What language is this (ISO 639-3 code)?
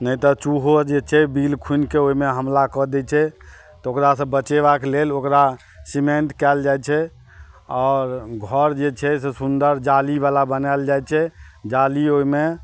mai